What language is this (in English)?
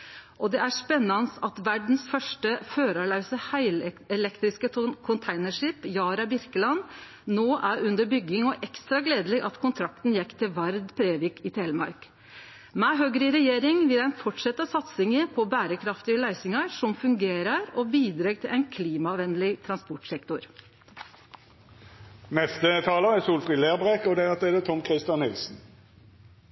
Norwegian Nynorsk